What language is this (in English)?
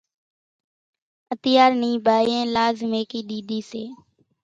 Kachi Koli